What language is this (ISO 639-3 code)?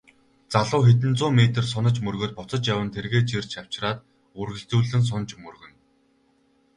mon